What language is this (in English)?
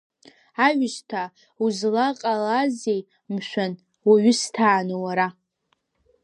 Abkhazian